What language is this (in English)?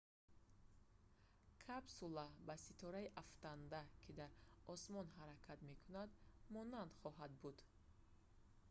Tajik